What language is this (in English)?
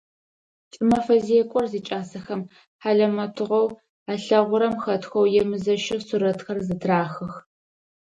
Adyghe